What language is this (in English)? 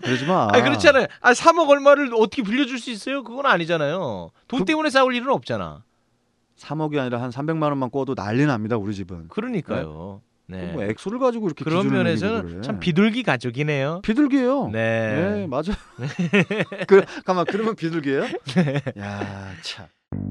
Korean